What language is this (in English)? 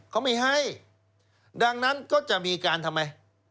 Thai